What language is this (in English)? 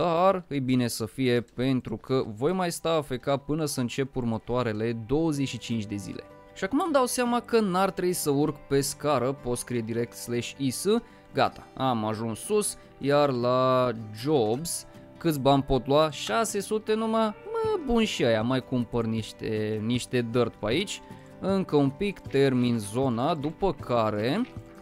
Romanian